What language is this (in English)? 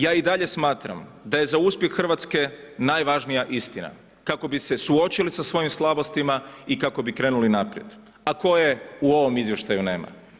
Croatian